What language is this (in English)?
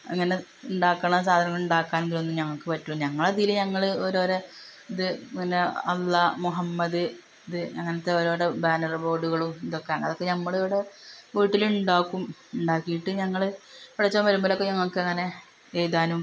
Malayalam